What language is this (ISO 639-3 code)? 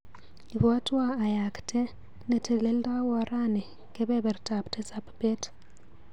kln